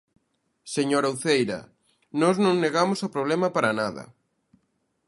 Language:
Galician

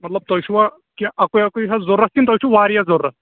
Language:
Kashmiri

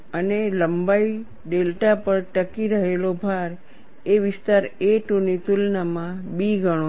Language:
Gujarati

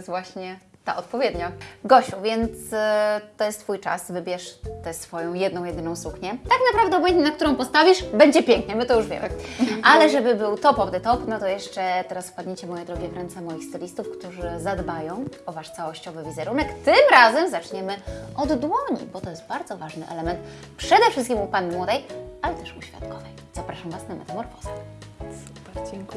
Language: Polish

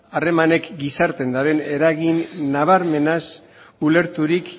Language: Basque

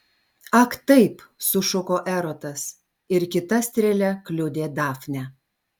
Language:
Lithuanian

